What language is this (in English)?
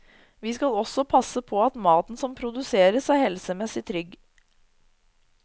Norwegian